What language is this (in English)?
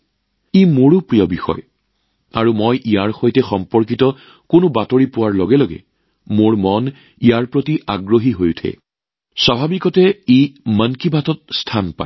Assamese